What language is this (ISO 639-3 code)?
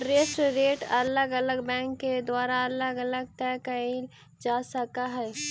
mag